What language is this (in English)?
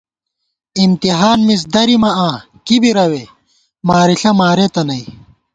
Gawar-Bati